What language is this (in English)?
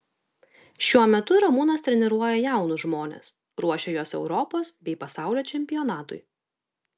Lithuanian